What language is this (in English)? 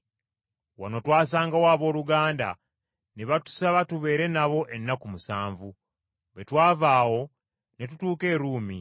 Ganda